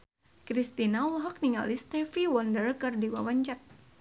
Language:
Sundanese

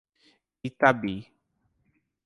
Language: Portuguese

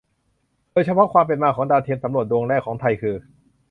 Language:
Thai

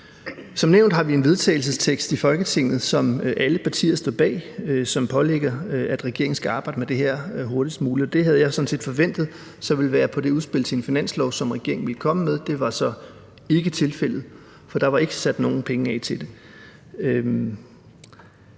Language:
Danish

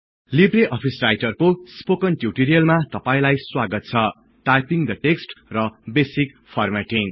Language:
Nepali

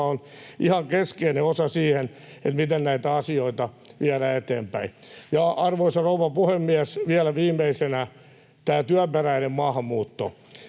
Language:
Finnish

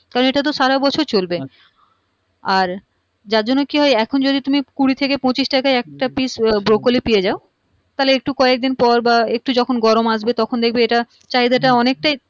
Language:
Bangla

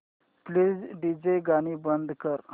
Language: Marathi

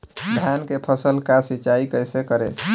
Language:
Bhojpuri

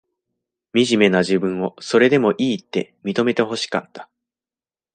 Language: Japanese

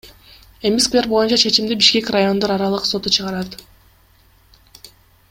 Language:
Kyrgyz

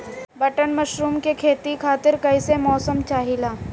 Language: Bhojpuri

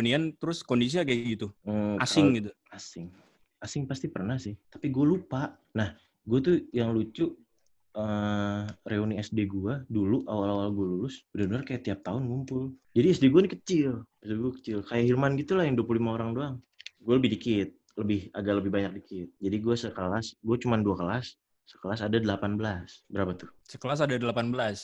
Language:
Indonesian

